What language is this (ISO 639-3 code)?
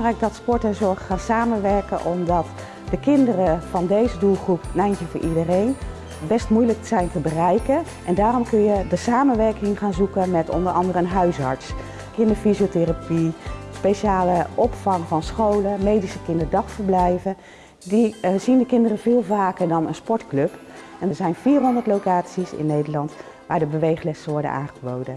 nld